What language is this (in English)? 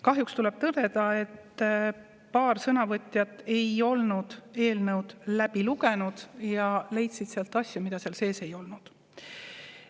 Estonian